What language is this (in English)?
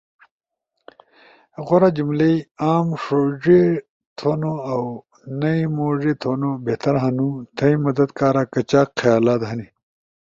Ushojo